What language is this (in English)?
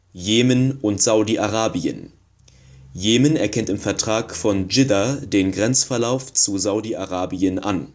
German